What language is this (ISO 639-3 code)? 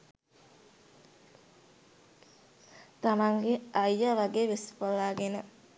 sin